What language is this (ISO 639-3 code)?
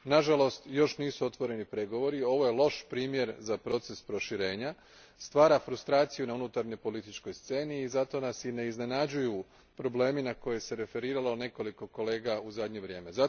hrv